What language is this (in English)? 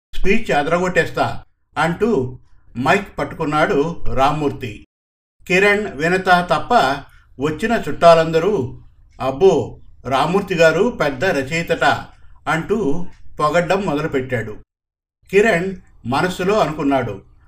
Telugu